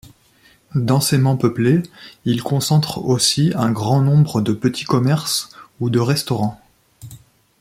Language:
French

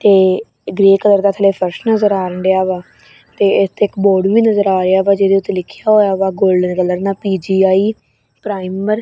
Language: Punjabi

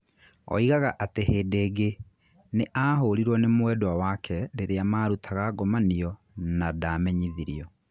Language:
Kikuyu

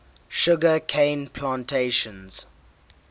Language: English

